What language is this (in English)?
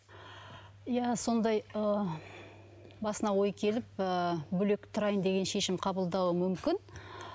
Kazakh